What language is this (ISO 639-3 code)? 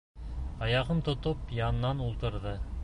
bak